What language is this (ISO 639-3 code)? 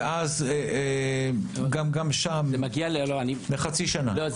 heb